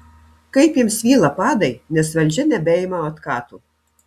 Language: Lithuanian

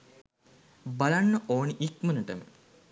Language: Sinhala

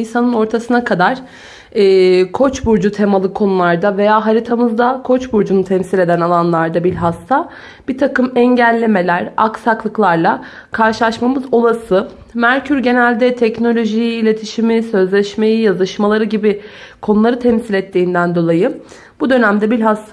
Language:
Turkish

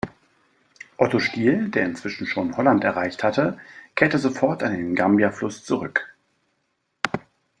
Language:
German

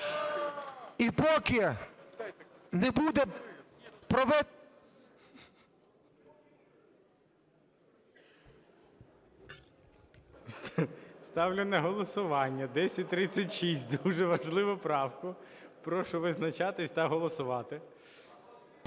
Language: Ukrainian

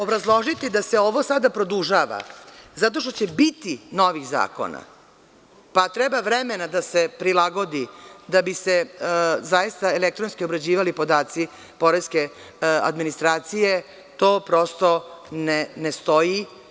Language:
Serbian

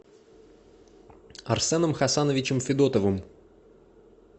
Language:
Russian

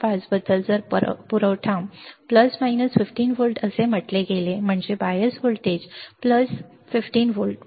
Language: Marathi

